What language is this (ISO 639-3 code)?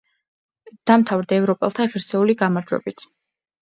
kat